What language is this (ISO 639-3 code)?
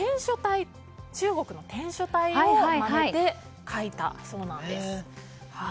jpn